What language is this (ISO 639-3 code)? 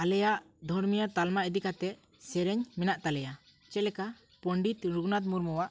sat